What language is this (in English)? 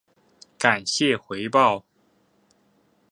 Chinese